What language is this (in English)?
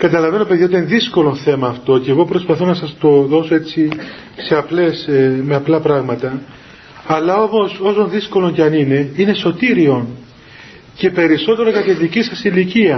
Greek